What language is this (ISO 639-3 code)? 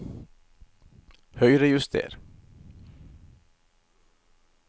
nor